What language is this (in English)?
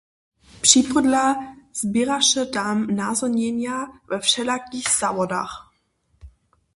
Upper Sorbian